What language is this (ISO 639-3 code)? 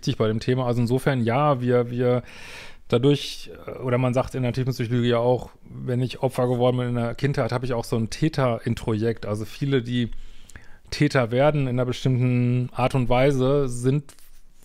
deu